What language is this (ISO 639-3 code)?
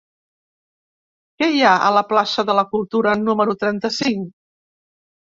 cat